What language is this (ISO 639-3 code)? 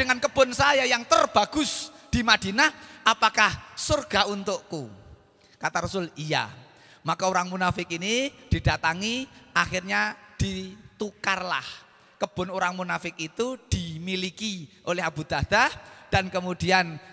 ind